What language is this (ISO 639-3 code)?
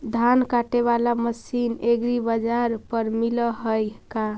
mag